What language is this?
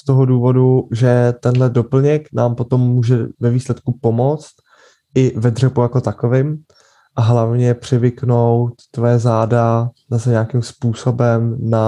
Czech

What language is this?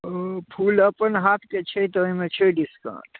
Maithili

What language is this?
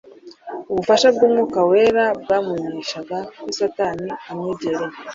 Kinyarwanda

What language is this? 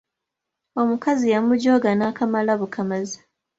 Ganda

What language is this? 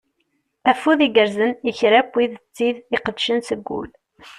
Kabyle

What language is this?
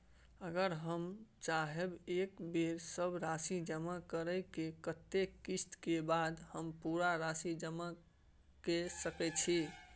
Maithili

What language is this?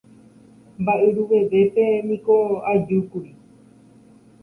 Guarani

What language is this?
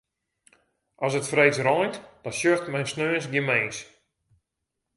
Western Frisian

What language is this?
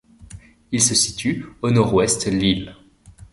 French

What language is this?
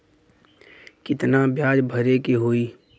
Bhojpuri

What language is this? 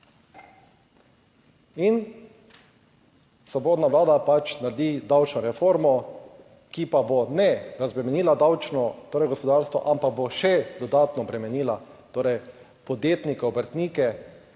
Slovenian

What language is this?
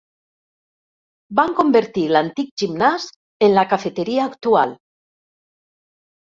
Catalan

